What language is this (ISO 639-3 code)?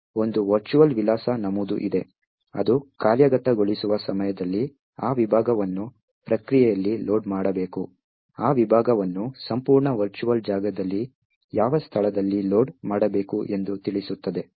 kan